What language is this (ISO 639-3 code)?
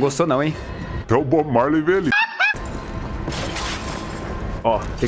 por